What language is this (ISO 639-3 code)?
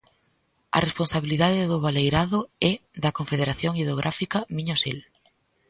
glg